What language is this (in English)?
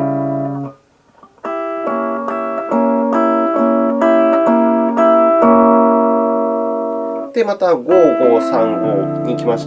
Japanese